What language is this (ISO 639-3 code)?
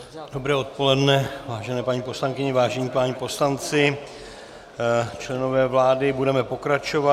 ces